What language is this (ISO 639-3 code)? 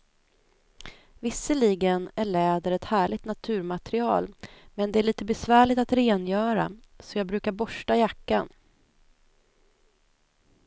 swe